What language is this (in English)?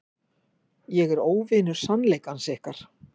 Icelandic